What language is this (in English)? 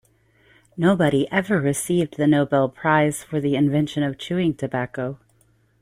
English